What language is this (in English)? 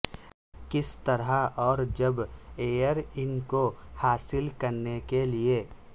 Urdu